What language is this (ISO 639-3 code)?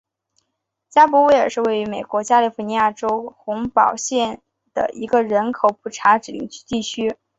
zho